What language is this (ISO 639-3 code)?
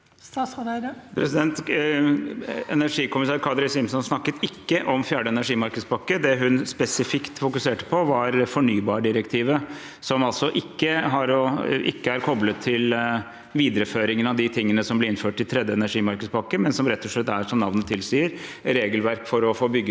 nor